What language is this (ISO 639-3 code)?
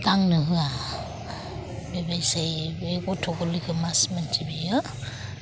brx